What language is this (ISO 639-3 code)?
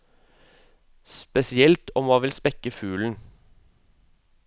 nor